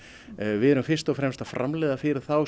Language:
Icelandic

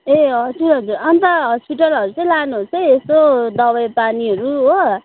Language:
Nepali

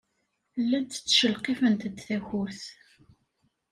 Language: Kabyle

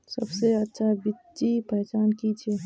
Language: Magahi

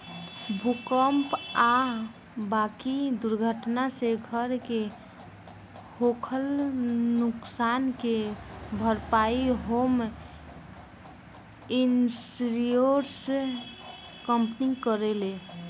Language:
Bhojpuri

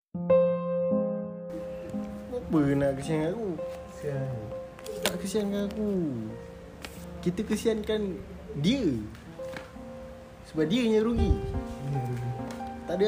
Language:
Malay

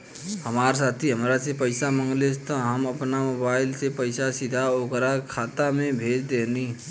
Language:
Bhojpuri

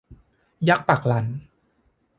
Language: Thai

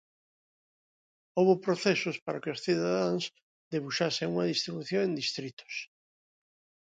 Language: Galician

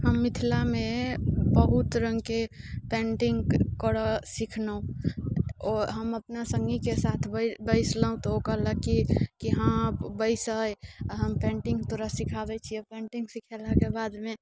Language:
Maithili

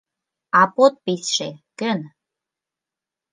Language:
Mari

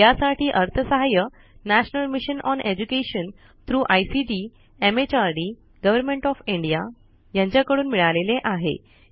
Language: Marathi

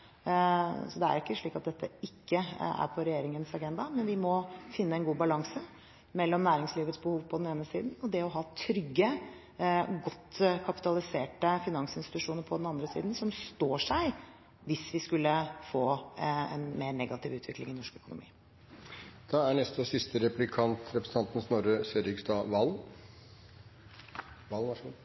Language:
Norwegian Bokmål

